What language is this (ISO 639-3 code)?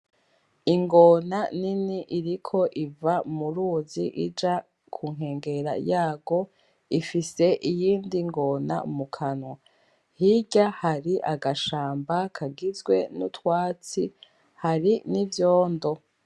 run